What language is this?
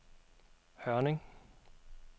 Danish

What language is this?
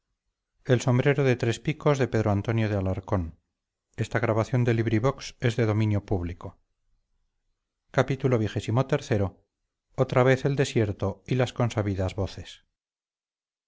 Spanish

